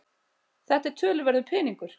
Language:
Icelandic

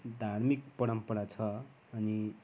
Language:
Nepali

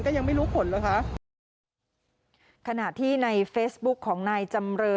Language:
Thai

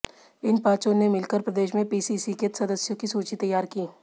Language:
Hindi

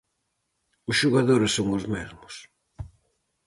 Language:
Galician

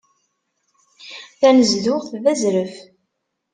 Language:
Kabyle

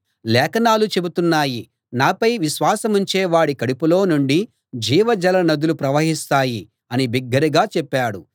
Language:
Telugu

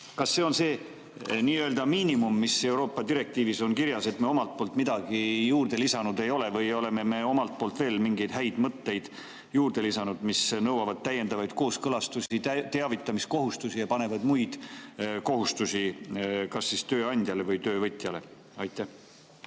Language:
Estonian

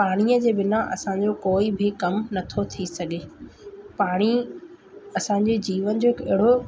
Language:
Sindhi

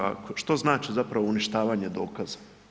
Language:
Croatian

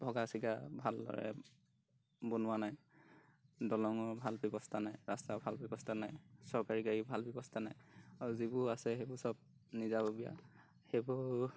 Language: Assamese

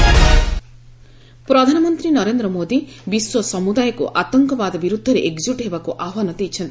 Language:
Odia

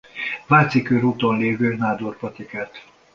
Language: Hungarian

